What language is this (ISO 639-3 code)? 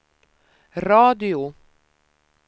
swe